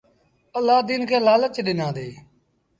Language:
Sindhi Bhil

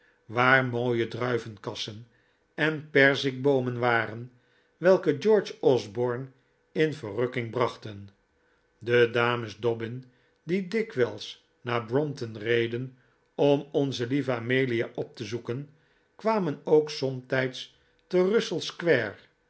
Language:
Dutch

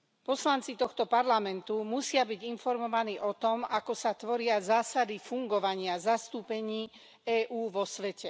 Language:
Slovak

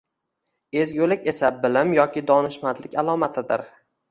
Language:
Uzbek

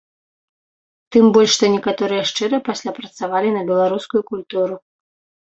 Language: Belarusian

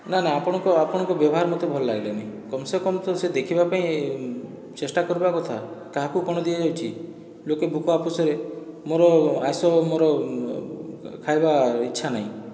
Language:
Odia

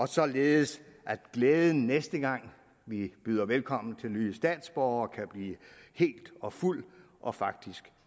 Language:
Danish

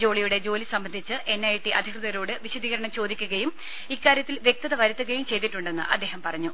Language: Malayalam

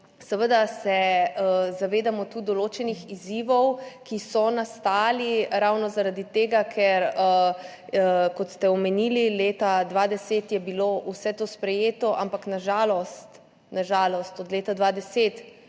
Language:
Slovenian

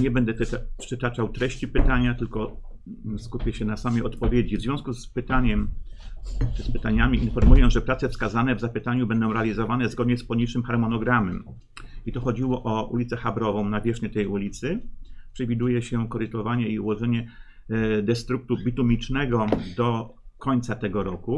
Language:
Polish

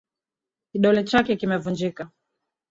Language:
Swahili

